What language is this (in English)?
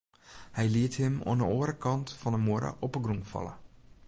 Western Frisian